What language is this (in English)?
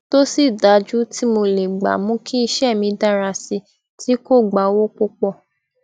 Yoruba